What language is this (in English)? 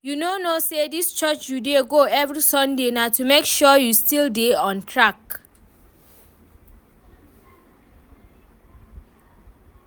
Nigerian Pidgin